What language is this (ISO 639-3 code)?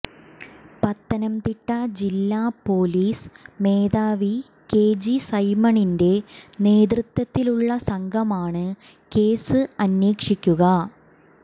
mal